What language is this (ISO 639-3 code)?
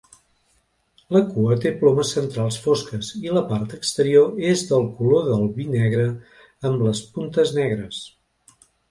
cat